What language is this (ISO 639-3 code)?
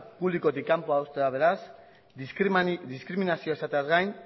eus